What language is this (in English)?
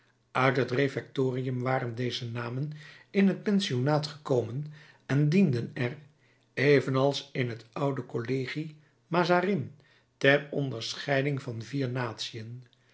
Dutch